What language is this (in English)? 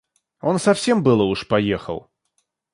Russian